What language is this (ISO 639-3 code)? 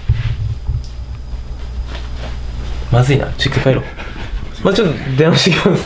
jpn